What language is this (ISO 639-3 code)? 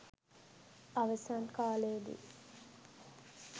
sin